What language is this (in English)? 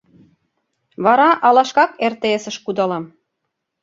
Mari